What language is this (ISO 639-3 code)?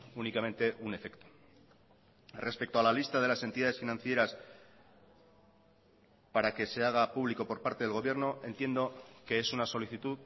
spa